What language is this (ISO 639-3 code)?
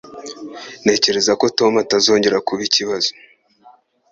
kin